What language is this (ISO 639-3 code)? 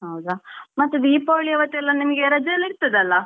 kan